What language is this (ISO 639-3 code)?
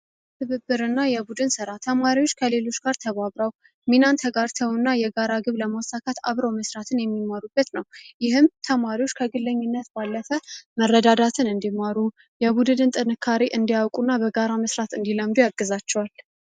amh